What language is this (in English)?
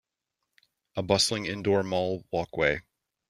English